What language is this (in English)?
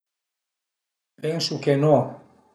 Piedmontese